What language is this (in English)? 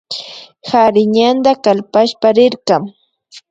Imbabura Highland Quichua